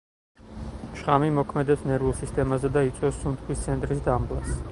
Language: Georgian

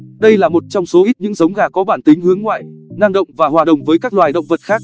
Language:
Vietnamese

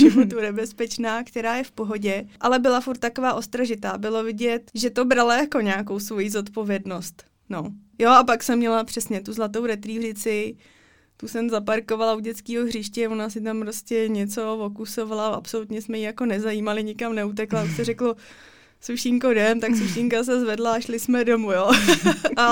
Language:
Czech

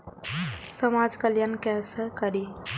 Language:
Maithili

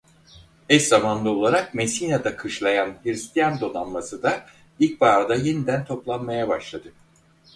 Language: Turkish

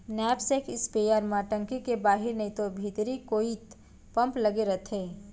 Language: Chhattisgarhi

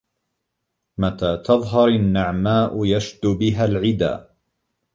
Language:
Arabic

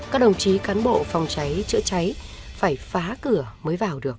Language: Vietnamese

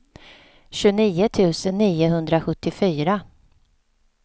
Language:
Swedish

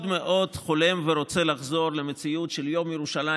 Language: Hebrew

